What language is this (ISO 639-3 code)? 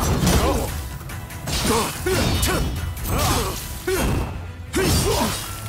tur